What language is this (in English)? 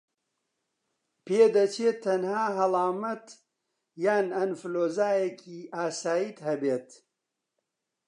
Central Kurdish